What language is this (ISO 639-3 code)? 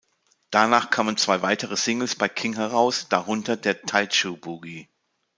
deu